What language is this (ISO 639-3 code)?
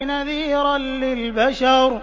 ara